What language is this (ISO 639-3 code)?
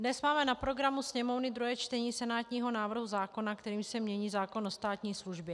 ces